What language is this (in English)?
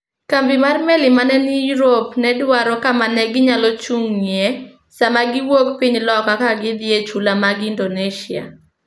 Luo (Kenya and Tanzania)